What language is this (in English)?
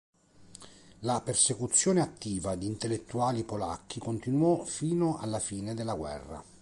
Italian